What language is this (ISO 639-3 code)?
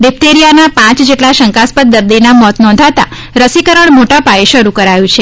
guj